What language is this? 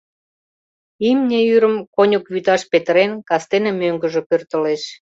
Mari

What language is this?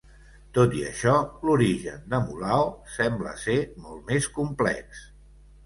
Catalan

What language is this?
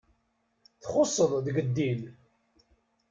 Kabyle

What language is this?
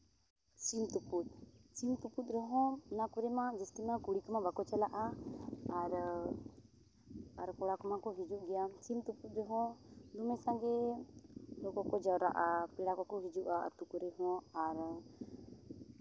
Santali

